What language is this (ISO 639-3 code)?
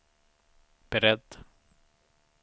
swe